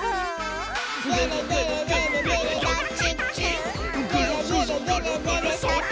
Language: Japanese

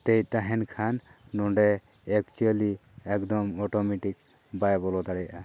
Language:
Santali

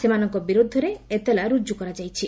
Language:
Odia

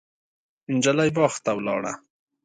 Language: Pashto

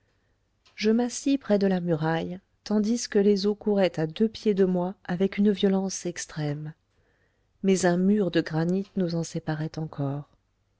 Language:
French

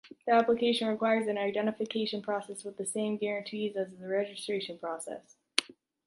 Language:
English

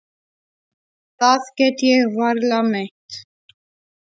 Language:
Icelandic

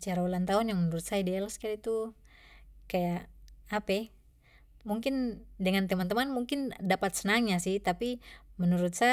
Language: Papuan Malay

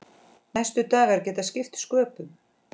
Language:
Icelandic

